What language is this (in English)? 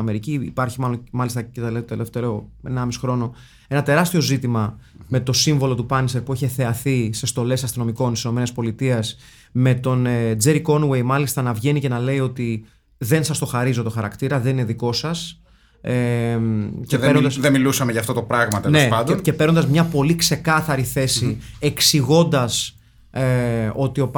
Greek